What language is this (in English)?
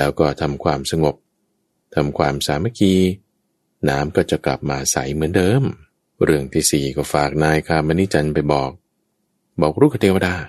Thai